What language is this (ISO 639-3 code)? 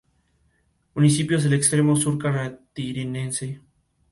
spa